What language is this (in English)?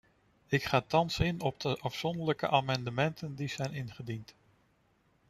Dutch